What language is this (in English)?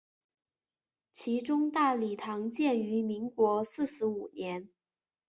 Chinese